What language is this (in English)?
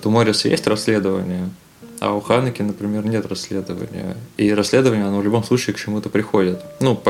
Russian